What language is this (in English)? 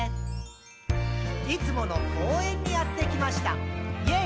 Japanese